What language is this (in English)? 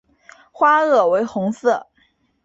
Chinese